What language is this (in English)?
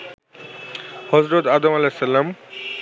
Bangla